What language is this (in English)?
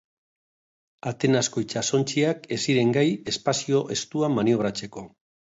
Basque